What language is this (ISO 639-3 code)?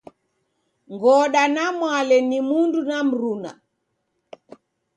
dav